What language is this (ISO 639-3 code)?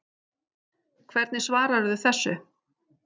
isl